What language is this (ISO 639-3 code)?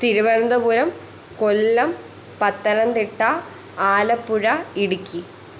mal